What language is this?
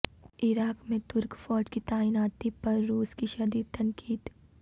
Urdu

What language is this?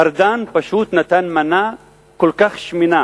Hebrew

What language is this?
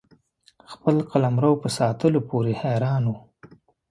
Pashto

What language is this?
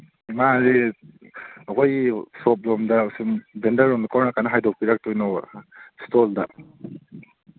Manipuri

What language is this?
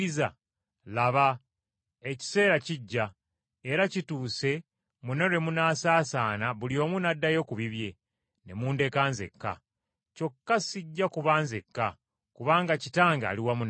Ganda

